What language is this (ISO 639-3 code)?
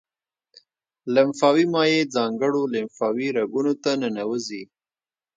pus